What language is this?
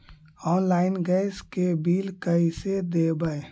Magahi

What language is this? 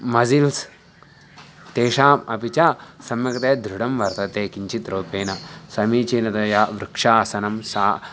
Sanskrit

